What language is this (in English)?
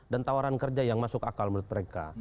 Indonesian